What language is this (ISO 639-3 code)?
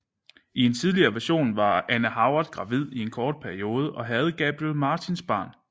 dan